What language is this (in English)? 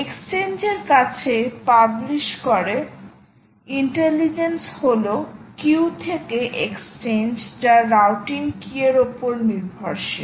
Bangla